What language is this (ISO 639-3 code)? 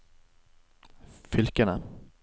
nor